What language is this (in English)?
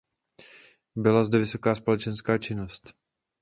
Czech